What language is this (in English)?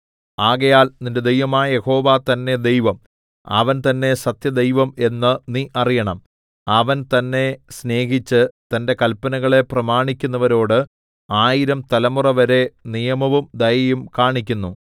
Malayalam